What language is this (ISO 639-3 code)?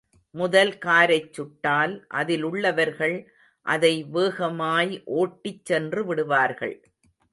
tam